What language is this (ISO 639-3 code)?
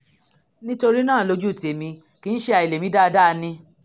yor